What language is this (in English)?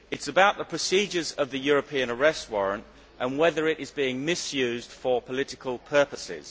English